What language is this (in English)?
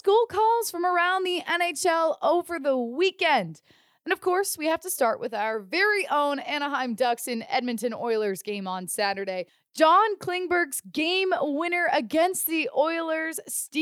English